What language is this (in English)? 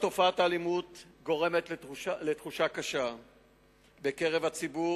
Hebrew